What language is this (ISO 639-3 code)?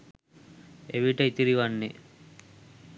sin